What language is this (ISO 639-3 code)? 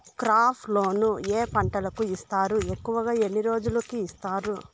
tel